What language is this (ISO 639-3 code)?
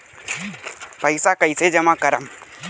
bho